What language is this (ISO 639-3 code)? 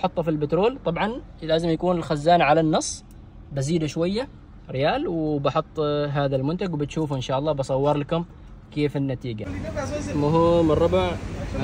ara